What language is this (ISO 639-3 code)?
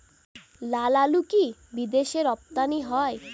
ben